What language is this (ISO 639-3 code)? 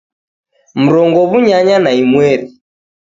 dav